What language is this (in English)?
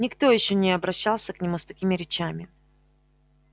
Russian